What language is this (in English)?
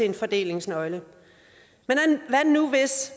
Danish